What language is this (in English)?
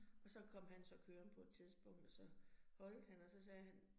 Danish